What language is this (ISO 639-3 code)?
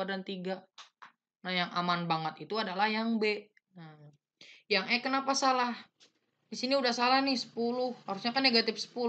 ind